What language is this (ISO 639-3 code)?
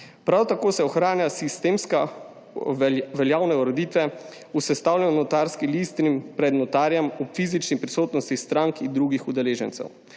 slv